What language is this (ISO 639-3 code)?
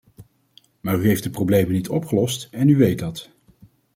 nld